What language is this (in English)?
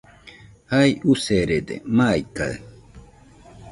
Nüpode Huitoto